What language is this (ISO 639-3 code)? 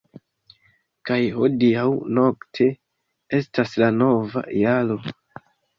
epo